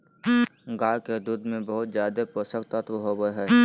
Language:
Magahi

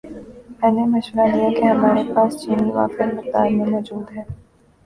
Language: Urdu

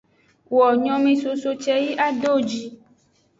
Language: Aja (Benin)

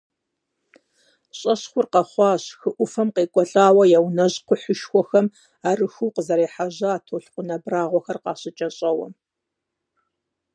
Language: Kabardian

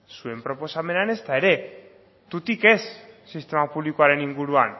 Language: Basque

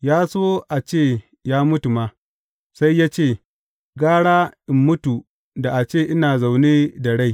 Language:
Hausa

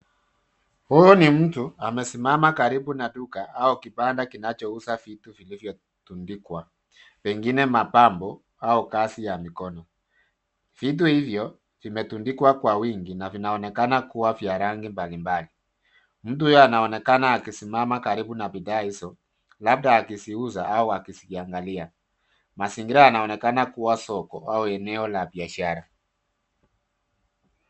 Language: Swahili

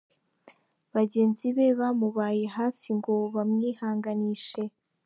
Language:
Kinyarwanda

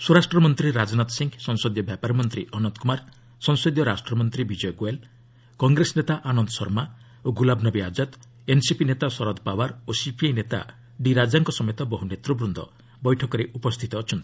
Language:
Odia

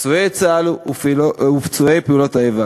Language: Hebrew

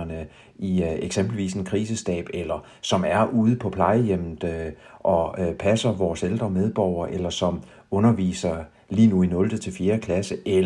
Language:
Danish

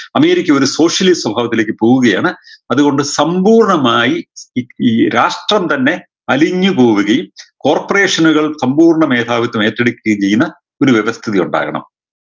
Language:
Malayalam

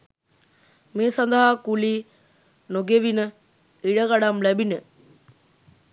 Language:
Sinhala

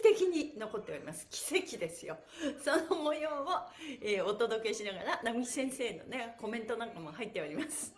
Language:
Japanese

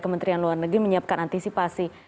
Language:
Indonesian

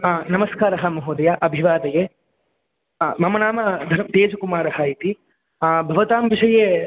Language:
Sanskrit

